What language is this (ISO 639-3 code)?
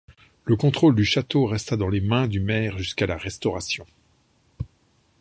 fra